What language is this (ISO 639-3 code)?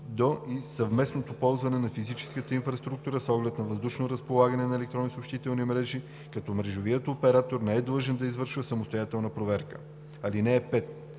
bul